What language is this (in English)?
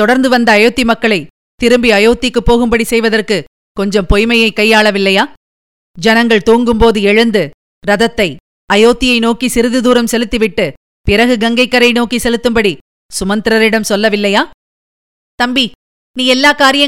Tamil